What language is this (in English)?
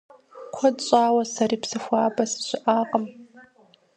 Kabardian